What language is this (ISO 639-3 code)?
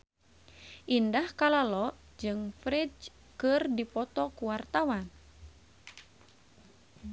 sun